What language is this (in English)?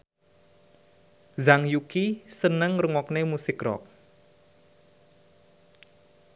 Javanese